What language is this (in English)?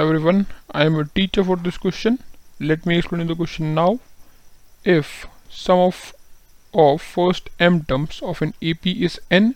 Hindi